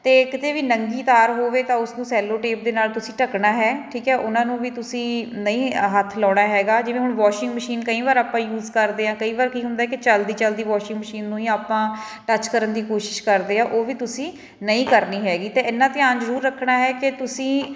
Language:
Punjabi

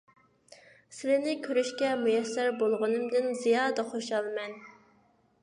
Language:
Uyghur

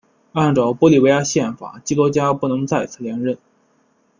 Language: Chinese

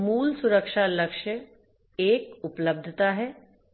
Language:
Hindi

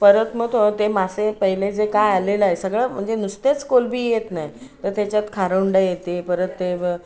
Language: Marathi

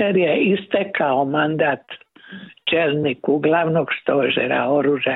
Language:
Croatian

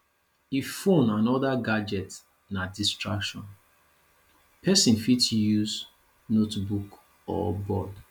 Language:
Nigerian Pidgin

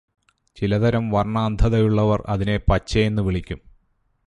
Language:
Malayalam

